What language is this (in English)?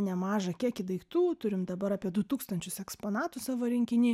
Lithuanian